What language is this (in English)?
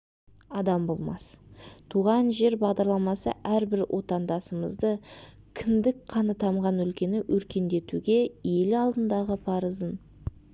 Kazakh